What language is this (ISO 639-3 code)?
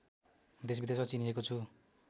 nep